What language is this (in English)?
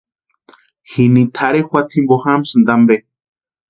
Western Highland Purepecha